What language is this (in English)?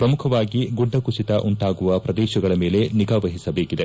Kannada